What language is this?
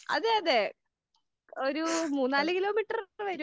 Malayalam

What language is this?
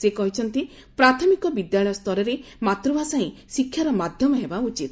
Odia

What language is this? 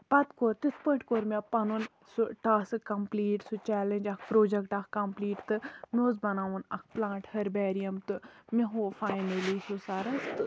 Kashmiri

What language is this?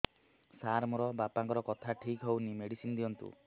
Odia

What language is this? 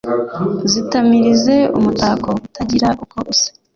Kinyarwanda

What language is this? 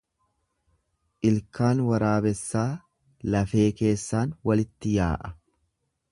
Oromo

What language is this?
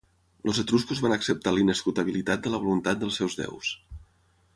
Catalan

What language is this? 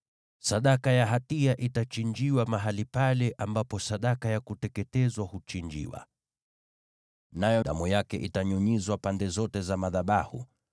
Swahili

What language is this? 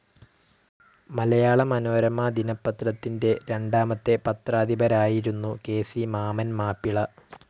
Malayalam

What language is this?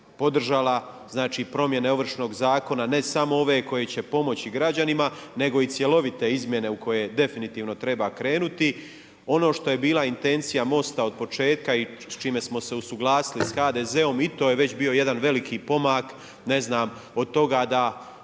Croatian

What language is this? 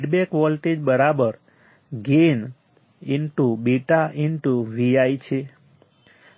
Gujarati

